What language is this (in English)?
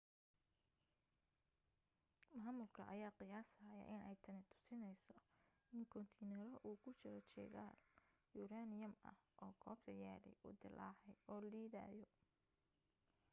Somali